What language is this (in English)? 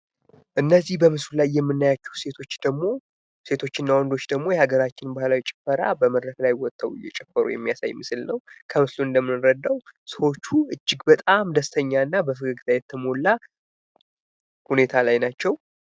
Amharic